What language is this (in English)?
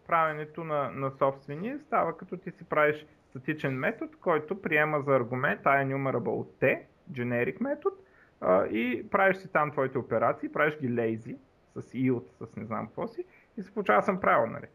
Bulgarian